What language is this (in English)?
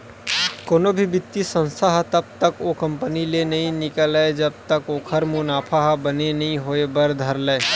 Chhattisgarhi